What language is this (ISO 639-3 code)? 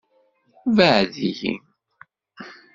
kab